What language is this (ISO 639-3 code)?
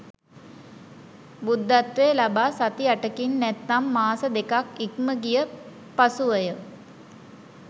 sin